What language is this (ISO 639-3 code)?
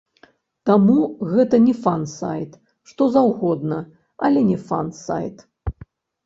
bel